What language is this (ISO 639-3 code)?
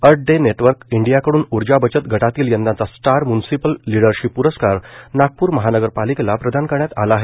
mar